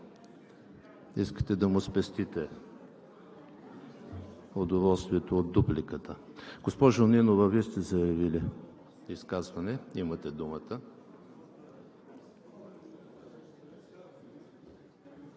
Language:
Bulgarian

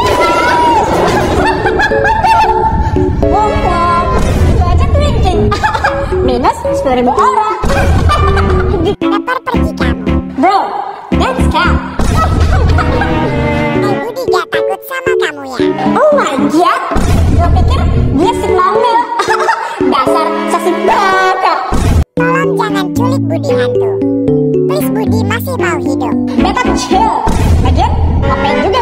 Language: Indonesian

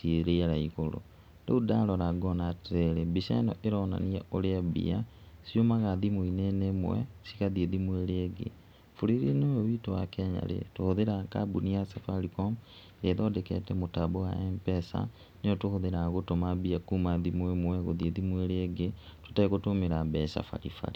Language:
Kikuyu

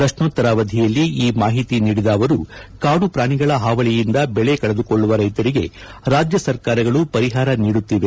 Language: Kannada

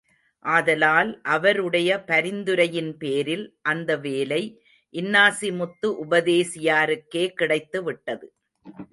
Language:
Tamil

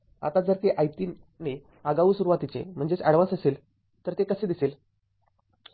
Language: Marathi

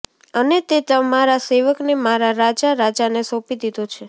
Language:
Gujarati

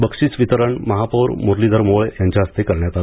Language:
Marathi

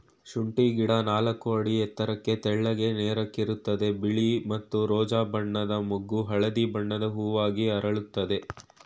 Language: Kannada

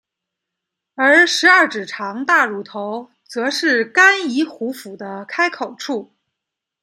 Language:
Chinese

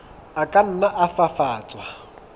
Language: Southern Sotho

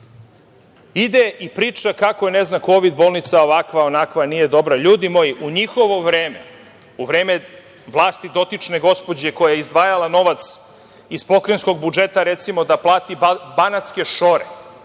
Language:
Serbian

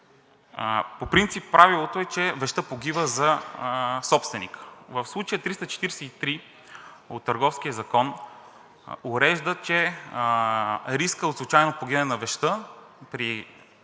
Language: Bulgarian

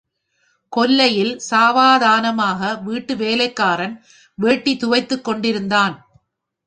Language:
Tamil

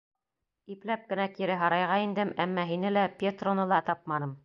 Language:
Bashkir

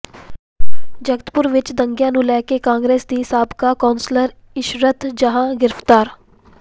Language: Punjabi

